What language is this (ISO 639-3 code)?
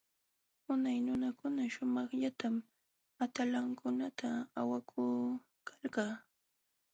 qxw